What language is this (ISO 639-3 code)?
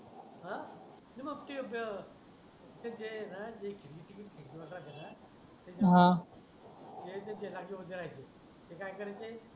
mar